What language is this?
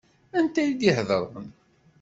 Kabyle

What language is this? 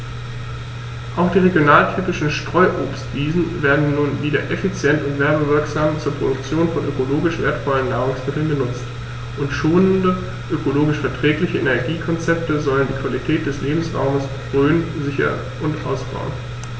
German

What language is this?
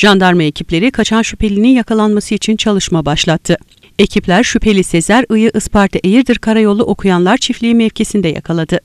Turkish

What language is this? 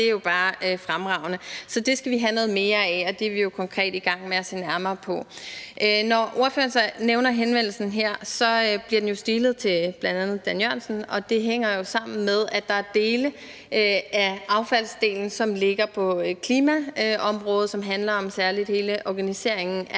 Danish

